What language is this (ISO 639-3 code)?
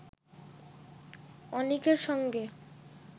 ben